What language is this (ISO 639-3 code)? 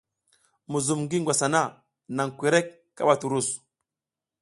giz